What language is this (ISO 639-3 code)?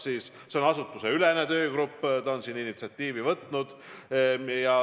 est